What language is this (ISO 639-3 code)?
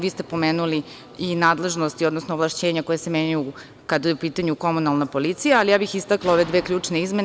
srp